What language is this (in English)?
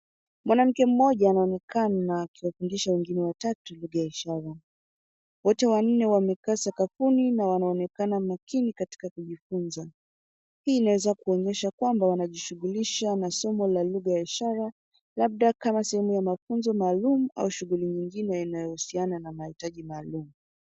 Swahili